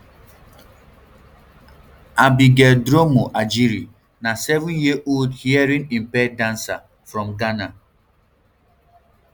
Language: Nigerian Pidgin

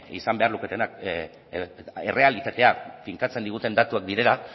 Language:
Basque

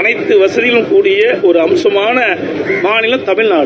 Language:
Tamil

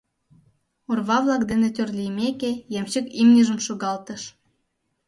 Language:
Mari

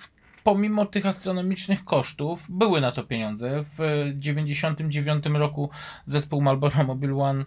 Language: Polish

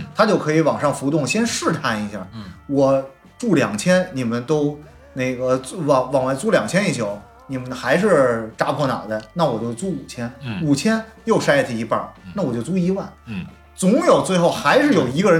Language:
Chinese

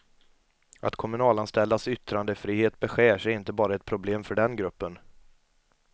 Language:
Swedish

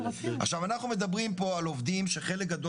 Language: Hebrew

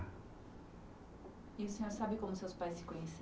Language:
Portuguese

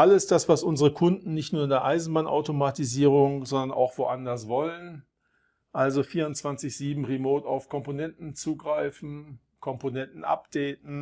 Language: German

